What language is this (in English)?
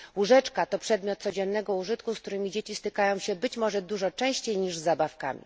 Polish